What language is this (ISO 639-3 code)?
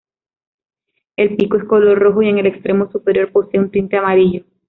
spa